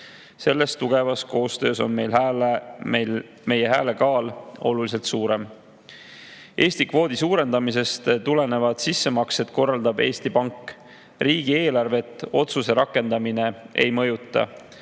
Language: Estonian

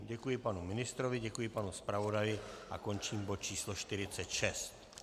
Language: Czech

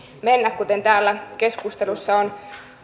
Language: Finnish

